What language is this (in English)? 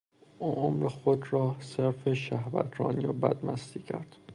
Persian